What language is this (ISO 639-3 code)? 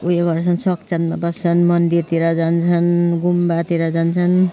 nep